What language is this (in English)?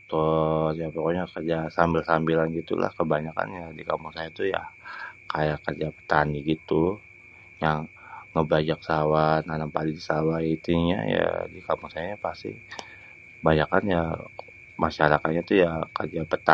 Betawi